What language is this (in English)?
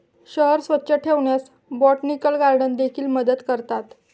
Marathi